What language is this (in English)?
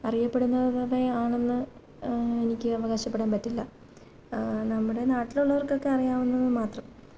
Malayalam